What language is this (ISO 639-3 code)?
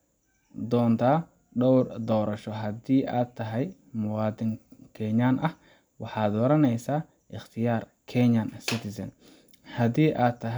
som